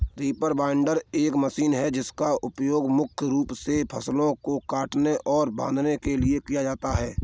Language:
Hindi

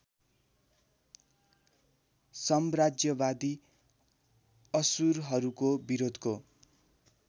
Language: Nepali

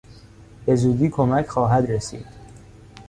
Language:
Persian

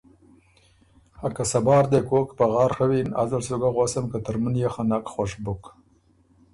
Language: Ormuri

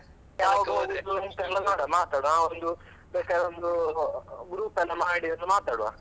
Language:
Kannada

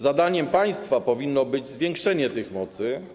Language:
Polish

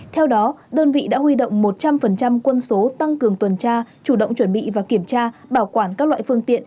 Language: Vietnamese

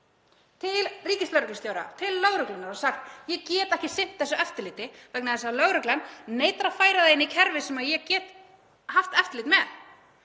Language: Icelandic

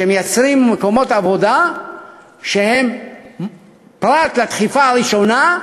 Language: Hebrew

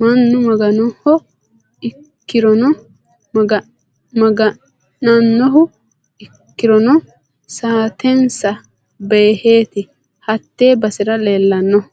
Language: Sidamo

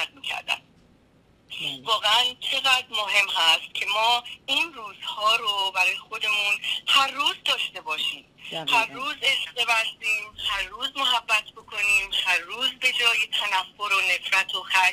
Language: Persian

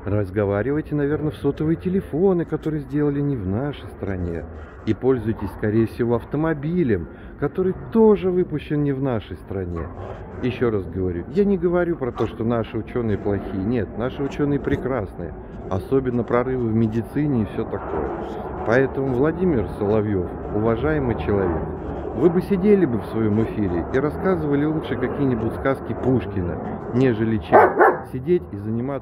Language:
Russian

